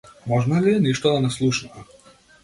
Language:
Macedonian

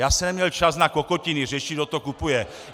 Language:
Czech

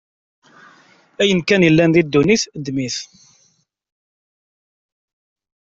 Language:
Kabyle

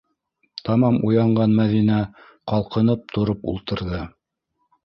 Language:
Bashkir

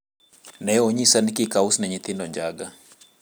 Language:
Luo (Kenya and Tanzania)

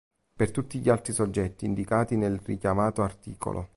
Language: Italian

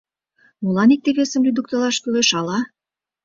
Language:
Mari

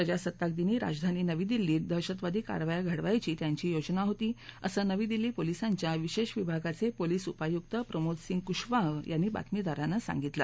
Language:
Marathi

